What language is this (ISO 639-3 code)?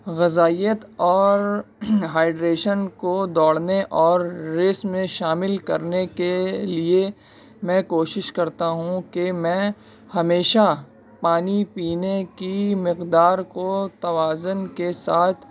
urd